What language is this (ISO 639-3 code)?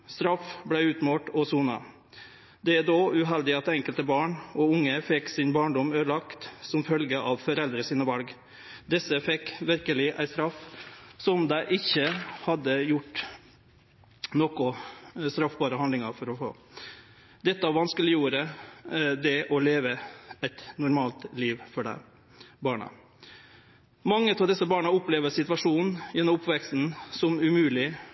nno